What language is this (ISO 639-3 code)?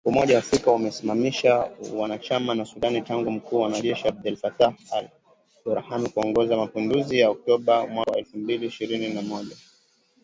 swa